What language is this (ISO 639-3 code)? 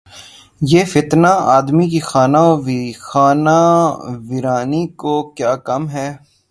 urd